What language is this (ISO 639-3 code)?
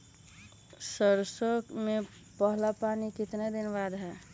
mag